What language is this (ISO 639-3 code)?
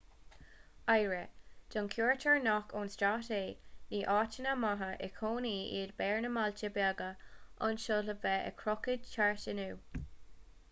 gle